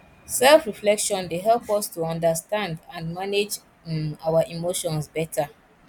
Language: Nigerian Pidgin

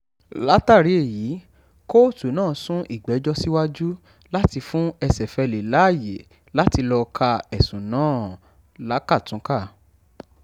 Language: Yoruba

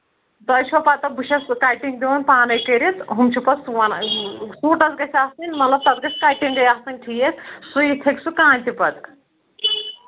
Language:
Kashmiri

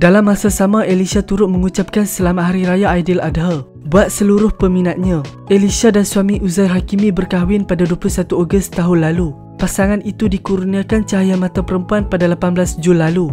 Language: Malay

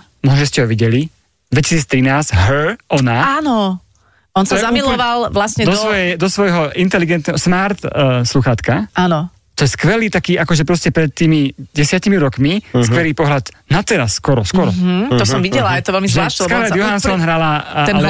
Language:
Slovak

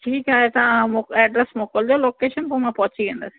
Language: Sindhi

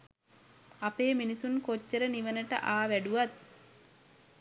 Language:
Sinhala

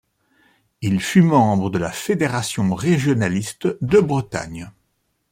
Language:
French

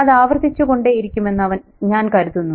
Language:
Malayalam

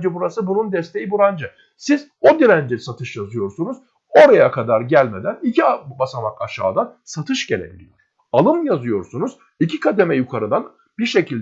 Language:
Turkish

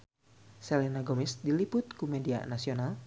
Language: Sundanese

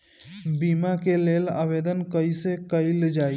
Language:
Bhojpuri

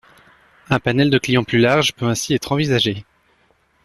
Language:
French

